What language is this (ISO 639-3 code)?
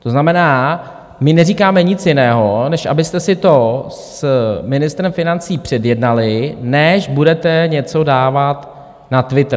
ces